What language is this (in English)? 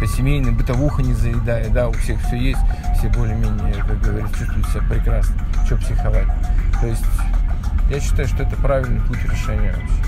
Russian